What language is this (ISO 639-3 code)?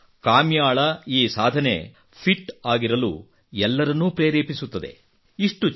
kan